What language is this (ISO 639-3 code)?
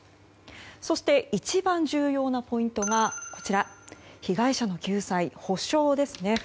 jpn